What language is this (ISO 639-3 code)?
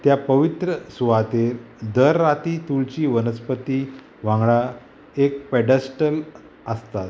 kok